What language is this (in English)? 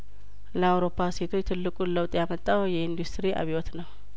Amharic